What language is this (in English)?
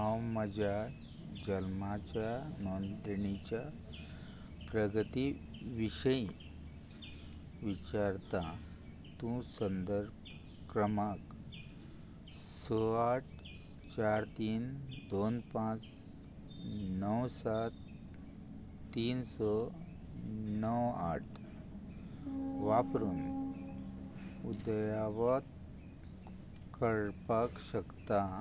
Konkani